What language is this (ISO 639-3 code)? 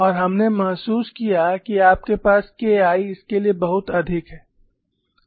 hin